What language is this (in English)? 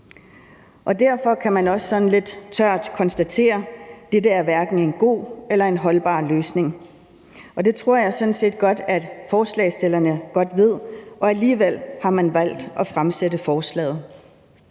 Danish